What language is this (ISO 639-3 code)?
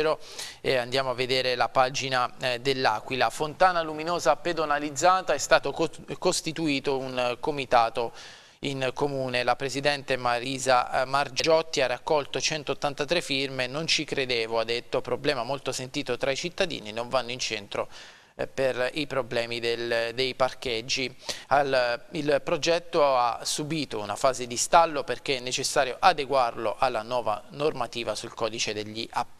ita